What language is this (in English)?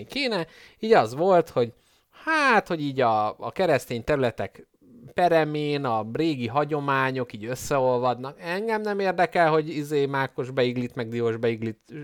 Hungarian